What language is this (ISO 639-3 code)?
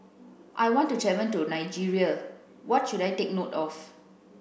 eng